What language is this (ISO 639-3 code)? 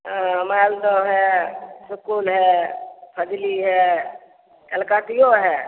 mai